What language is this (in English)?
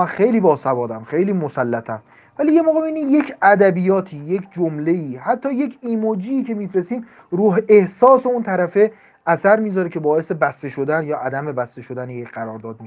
Persian